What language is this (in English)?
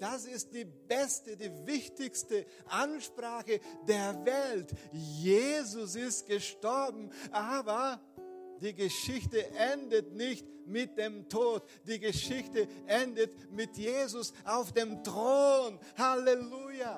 German